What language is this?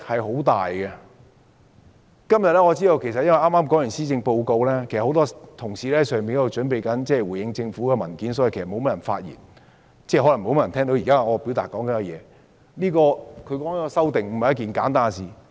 Cantonese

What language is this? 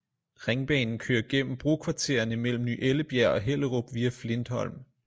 Danish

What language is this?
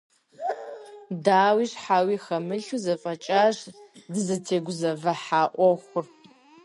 Kabardian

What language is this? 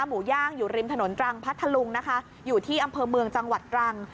Thai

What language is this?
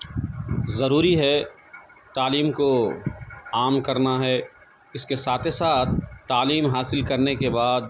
Urdu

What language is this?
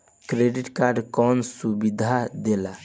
Bhojpuri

